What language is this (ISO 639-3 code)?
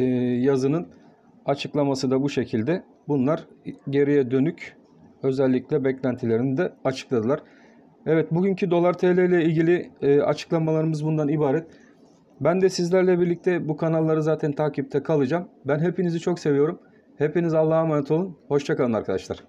tur